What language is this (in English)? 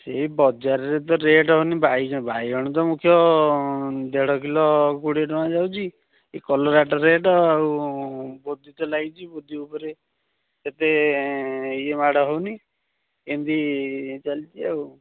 Odia